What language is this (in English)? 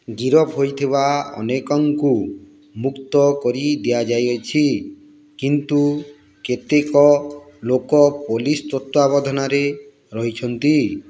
Odia